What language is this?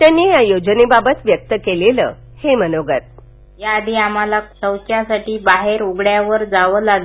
Marathi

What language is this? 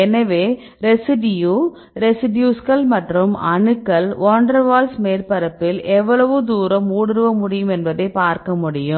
Tamil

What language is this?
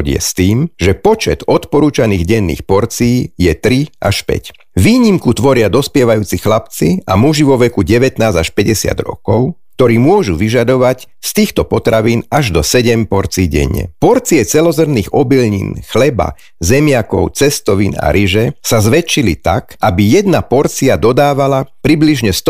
Slovak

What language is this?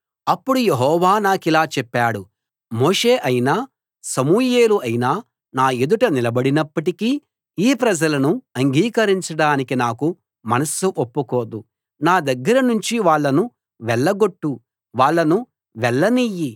Telugu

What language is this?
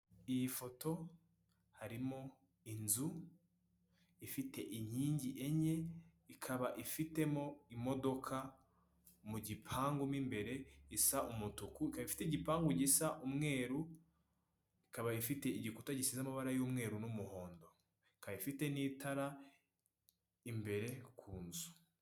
Kinyarwanda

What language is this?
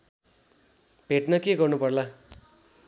Nepali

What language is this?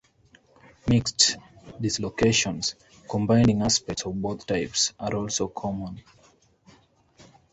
English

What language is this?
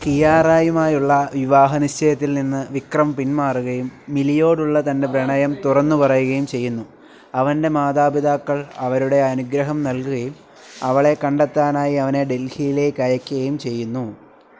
Malayalam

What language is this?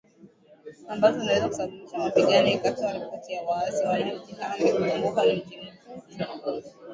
Swahili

